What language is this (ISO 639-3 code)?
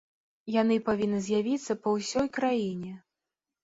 bel